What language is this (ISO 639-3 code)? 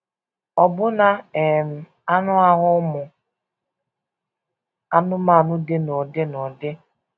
ibo